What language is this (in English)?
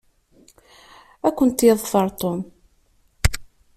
Kabyle